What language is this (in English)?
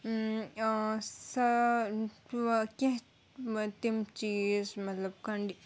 Kashmiri